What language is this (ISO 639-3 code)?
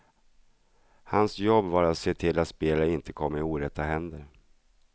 swe